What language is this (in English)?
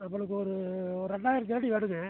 Tamil